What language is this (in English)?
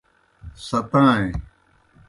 Kohistani Shina